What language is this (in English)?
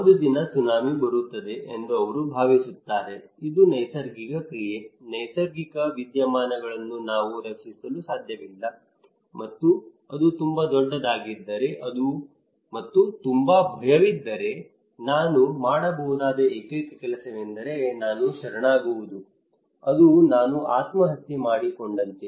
Kannada